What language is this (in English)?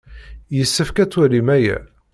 Kabyle